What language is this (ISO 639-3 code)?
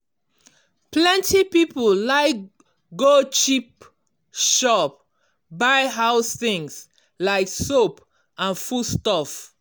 pcm